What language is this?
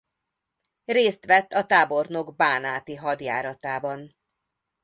Hungarian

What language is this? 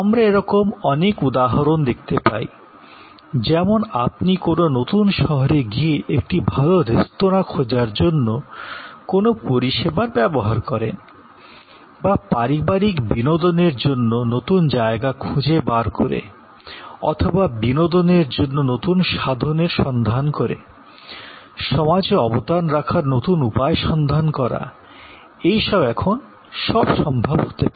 Bangla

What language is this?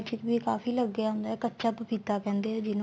Punjabi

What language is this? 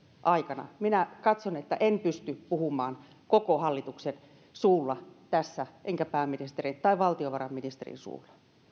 Finnish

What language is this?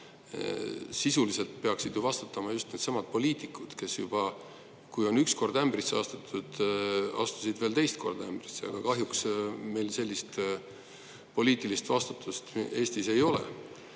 Estonian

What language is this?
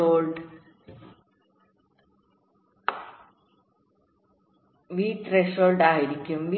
Malayalam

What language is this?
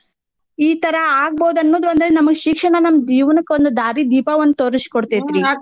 Kannada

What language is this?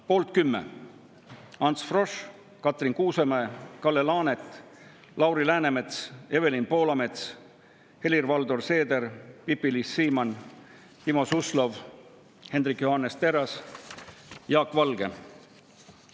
Estonian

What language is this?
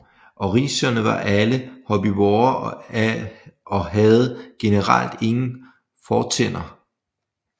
Danish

